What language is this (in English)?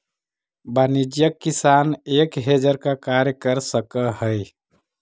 Magahi